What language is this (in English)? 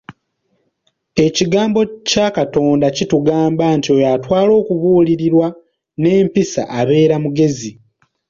Ganda